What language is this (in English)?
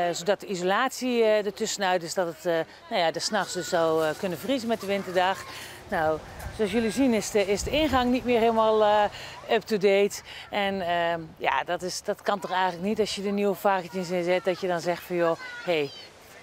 Dutch